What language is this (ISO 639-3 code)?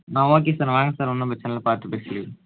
tam